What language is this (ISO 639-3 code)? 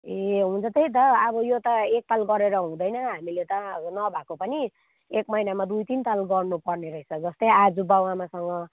nep